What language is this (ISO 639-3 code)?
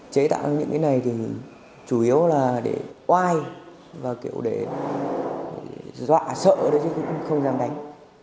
vie